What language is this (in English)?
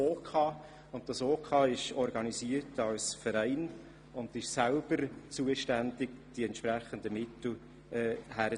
Swiss German